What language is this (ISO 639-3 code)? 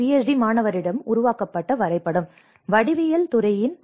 tam